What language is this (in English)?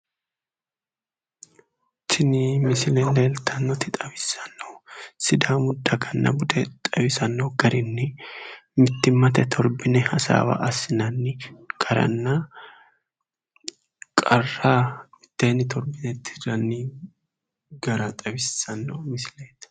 Sidamo